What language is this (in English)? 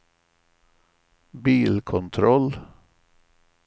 Swedish